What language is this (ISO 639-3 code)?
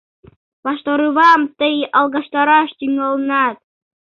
chm